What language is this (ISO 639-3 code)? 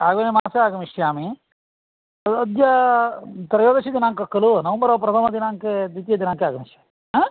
san